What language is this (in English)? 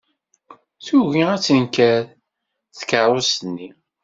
Kabyle